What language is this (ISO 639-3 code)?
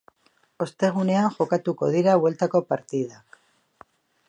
eus